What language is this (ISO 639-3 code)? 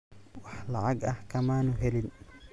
som